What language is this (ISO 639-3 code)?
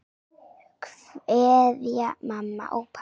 isl